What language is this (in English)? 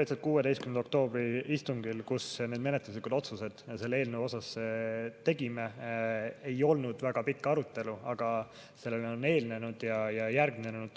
Estonian